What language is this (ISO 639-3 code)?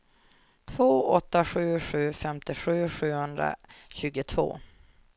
swe